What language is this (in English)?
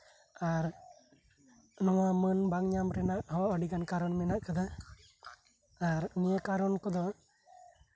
Santali